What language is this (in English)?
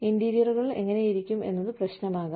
Malayalam